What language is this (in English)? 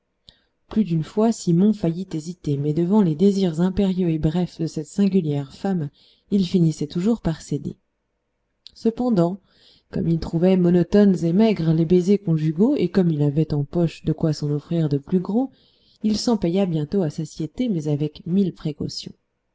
French